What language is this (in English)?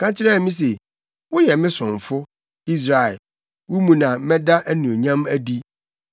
Akan